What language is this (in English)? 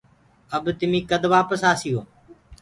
Gurgula